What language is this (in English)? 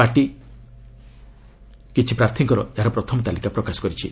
Odia